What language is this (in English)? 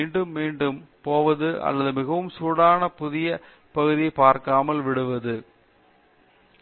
Tamil